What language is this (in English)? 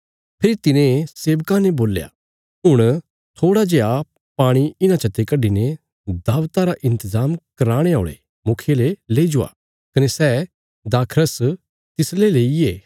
Bilaspuri